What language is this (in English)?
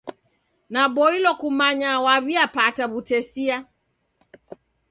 Taita